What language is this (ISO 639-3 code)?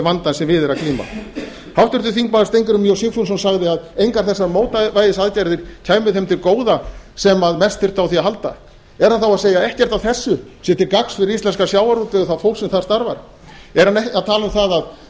isl